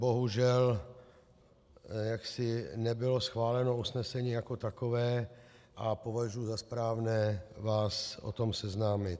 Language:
Czech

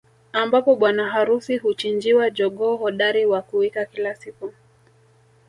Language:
Swahili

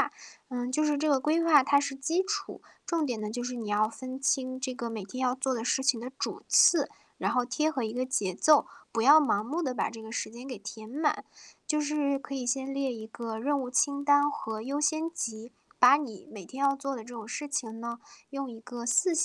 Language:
Chinese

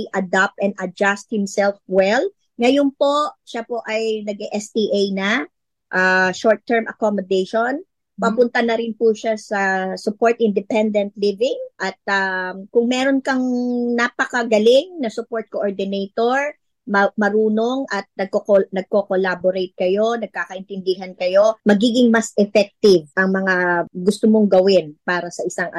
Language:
Filipino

